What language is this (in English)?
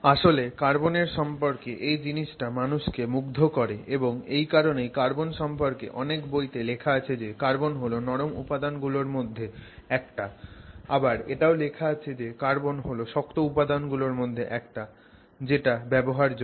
Bangla